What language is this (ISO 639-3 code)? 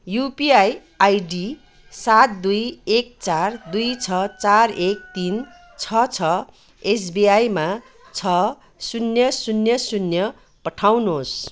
nep